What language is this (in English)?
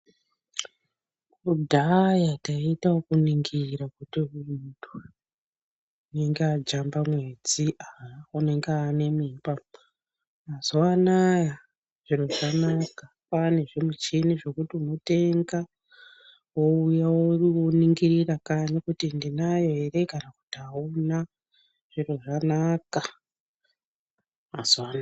Ndau